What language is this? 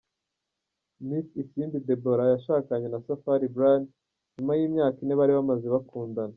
Kinyarwanda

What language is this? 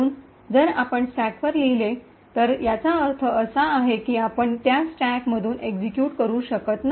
Marathi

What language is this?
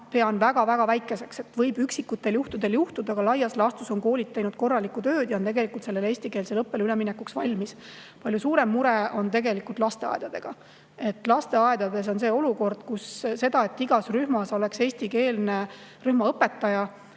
Estonian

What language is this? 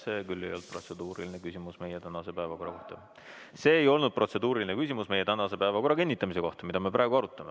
Estonian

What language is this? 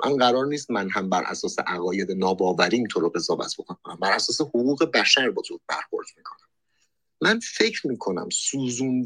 Persian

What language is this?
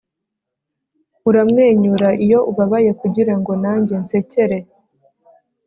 Kinyarwanda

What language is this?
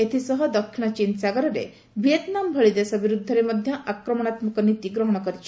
Odia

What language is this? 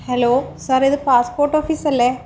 Malayalam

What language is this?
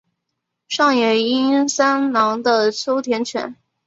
Chinese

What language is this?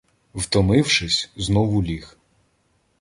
Ukrainian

